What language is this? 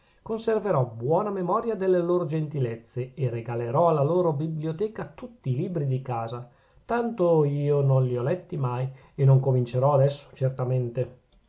Italian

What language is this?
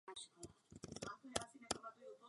Czech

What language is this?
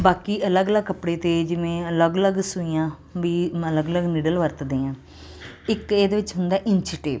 Punjabi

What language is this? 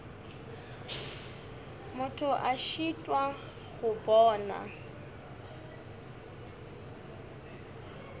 Northern Sotho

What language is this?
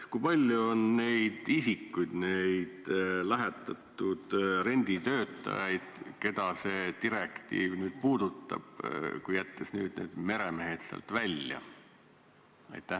Estonian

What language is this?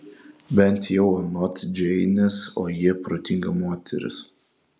Lithuanian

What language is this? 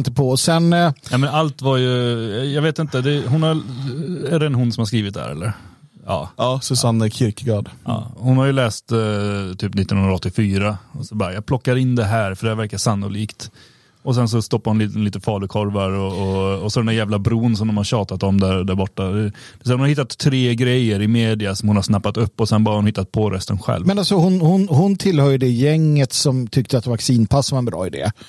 Swedish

